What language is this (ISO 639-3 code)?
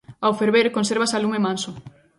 glg